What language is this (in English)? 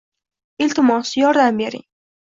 Uzbek